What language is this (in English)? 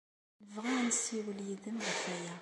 Kabyle